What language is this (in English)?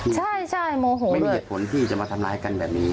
Thai